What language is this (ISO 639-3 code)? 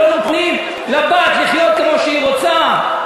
heb